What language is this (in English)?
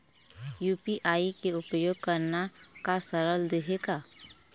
Chhattisgarhi